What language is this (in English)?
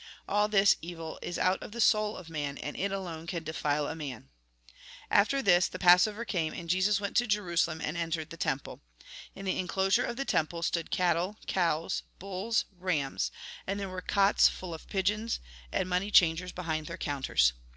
English